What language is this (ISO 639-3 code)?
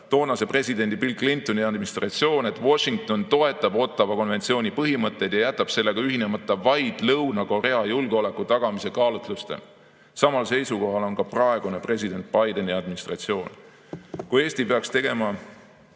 est